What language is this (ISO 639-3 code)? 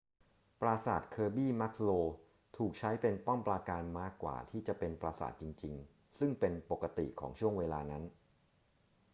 tha